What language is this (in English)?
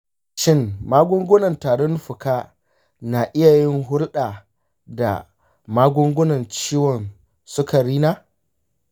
Hausa